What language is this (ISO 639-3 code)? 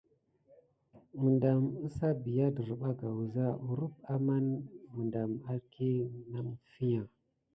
gid